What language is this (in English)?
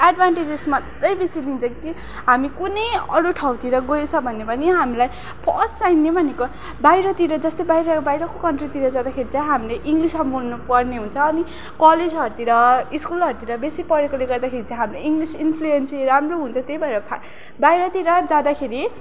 Nepali